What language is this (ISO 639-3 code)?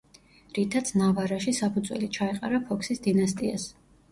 kat